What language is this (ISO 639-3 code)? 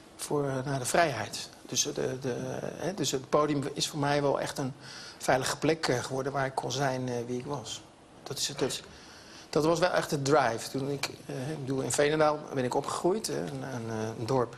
nld